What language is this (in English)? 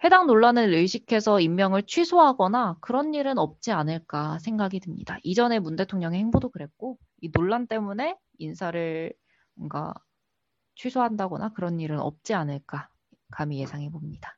Korean